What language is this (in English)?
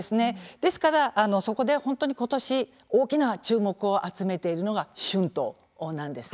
Japanese